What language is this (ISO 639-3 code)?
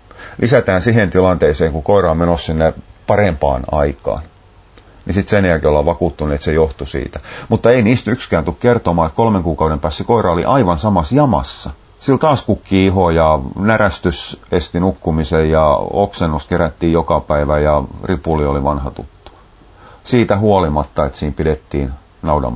fin